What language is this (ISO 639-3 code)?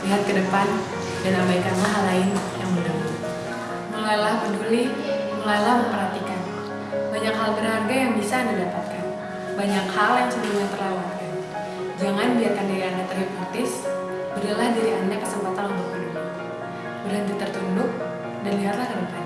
ind